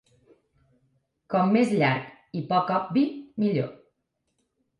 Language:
Catalan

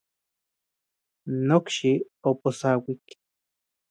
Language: Central Puebla Nahuatl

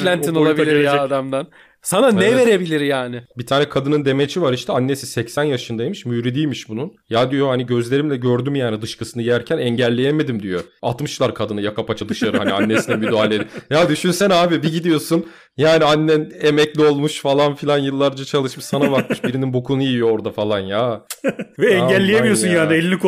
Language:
Turkish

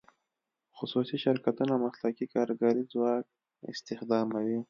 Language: Pashto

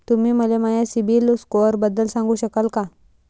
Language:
Marathi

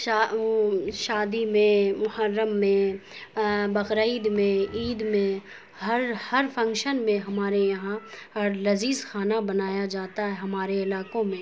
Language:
Urdu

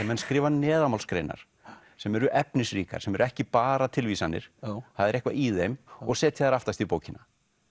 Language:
Icelandic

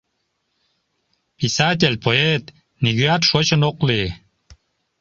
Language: Mari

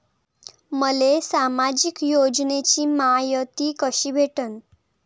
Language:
Marathi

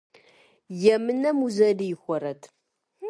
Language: Kabardian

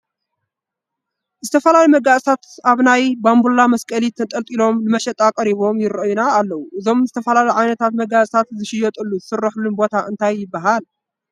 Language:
Tigrinya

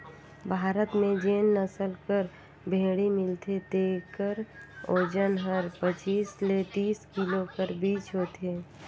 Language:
Chhattisgarhi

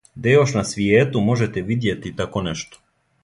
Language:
Serbian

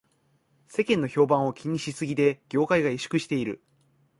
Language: Japanese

